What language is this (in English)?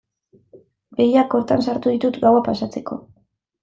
Basque